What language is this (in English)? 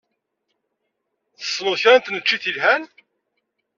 Kabyle